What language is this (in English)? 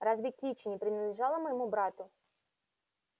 Russian